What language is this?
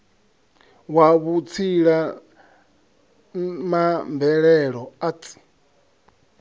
Venda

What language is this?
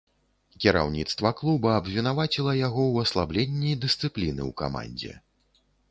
Belarusian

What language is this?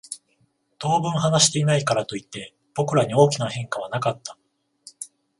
Japanese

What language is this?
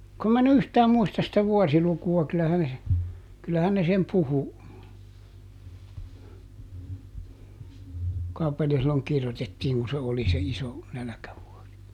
Finnish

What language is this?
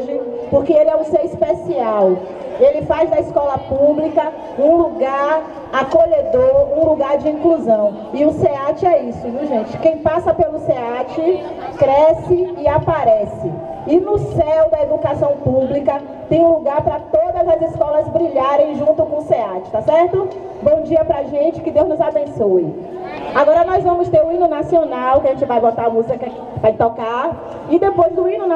Portuguese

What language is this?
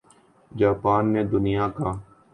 Urdu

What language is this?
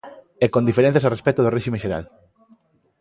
Galician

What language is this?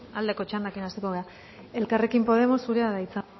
Basque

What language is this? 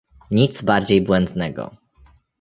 Polish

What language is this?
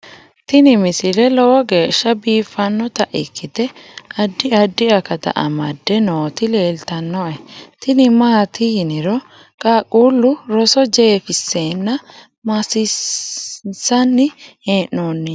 Sidamo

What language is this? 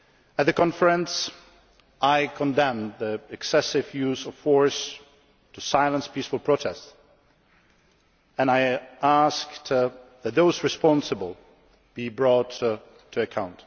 English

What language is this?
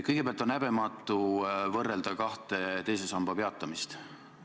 Estonian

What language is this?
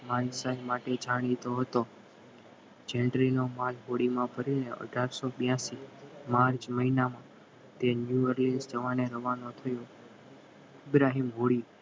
Gujarati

